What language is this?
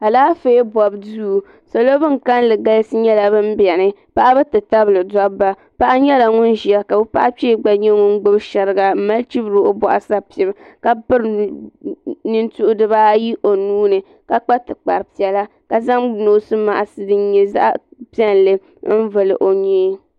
Dagbani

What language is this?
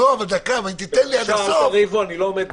Hebrew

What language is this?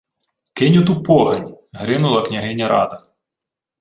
Ukrainian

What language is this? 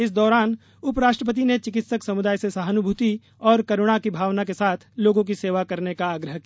Hindi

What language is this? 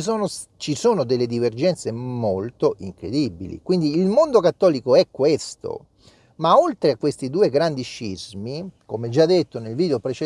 Italian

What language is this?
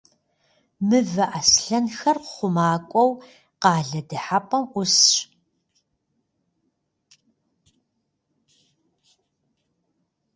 Kabardian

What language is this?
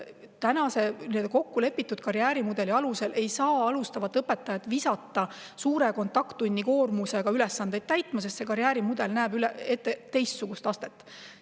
Estonian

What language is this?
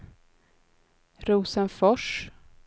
Swedish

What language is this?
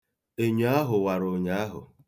Igbo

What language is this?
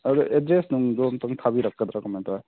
Manipuri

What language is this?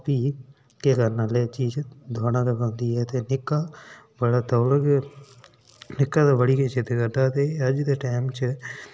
Dogri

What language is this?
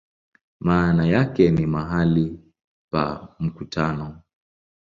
Swahili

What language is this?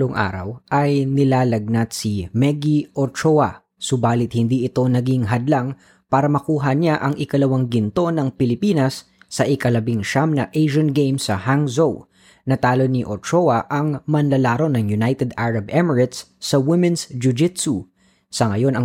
Filipino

